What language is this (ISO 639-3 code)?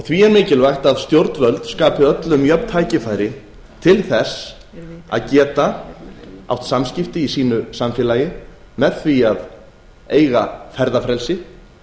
isl